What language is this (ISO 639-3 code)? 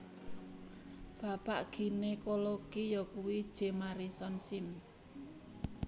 jav